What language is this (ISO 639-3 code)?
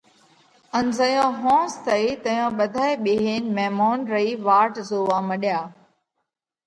kvx